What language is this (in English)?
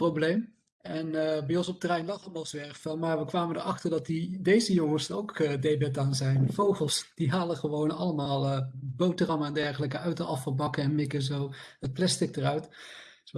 Dutch